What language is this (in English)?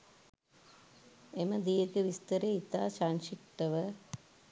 Sinhala